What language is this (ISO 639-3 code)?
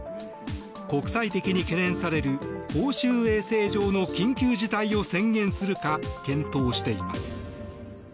jpn